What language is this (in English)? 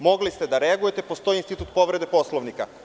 Serbian